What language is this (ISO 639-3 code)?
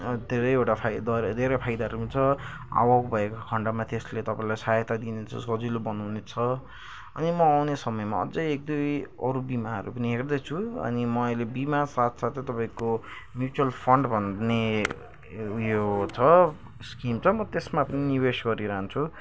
nep